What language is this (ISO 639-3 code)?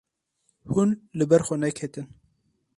kur